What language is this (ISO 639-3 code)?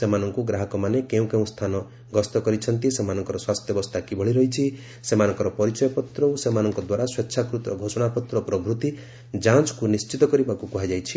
ori